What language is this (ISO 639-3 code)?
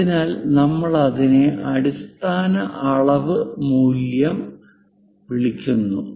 mal